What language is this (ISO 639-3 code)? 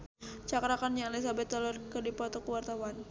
sun